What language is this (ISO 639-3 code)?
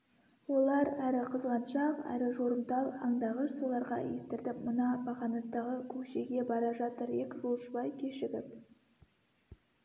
kaz